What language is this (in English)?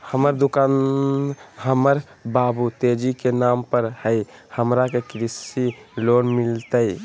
Magahi